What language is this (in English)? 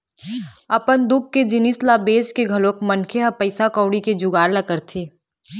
Chhattisgarhi